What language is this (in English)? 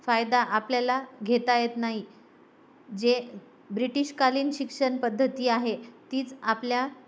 Marathi